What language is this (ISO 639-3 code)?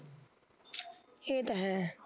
pan